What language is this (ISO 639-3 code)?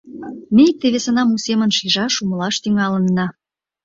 chm